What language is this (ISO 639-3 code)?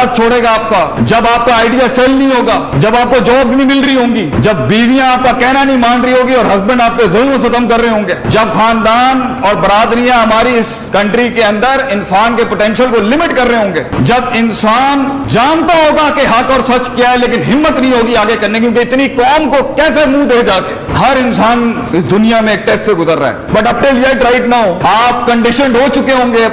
urd